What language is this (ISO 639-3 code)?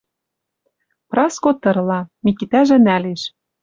mrj